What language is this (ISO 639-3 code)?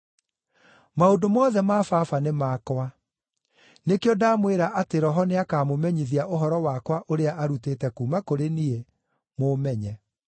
kik